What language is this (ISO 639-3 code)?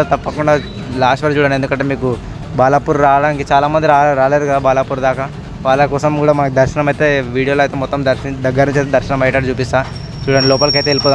tel